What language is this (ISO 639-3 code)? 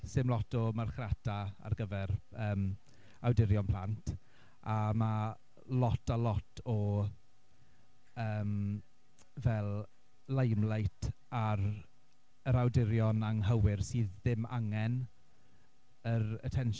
cym